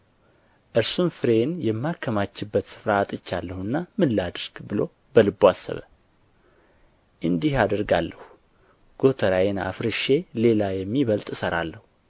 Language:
Amharic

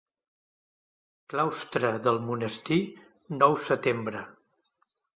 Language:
Catalan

